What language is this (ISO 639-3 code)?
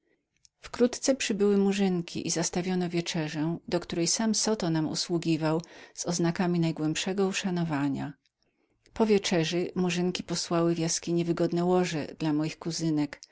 pol